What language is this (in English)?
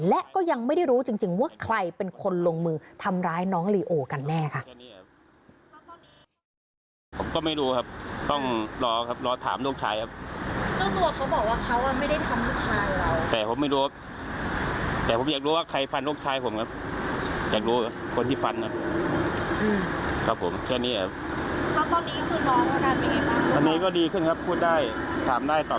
Thai